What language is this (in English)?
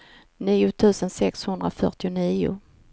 Swedish